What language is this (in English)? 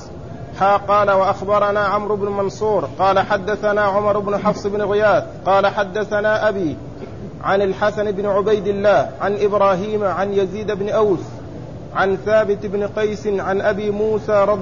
Arabic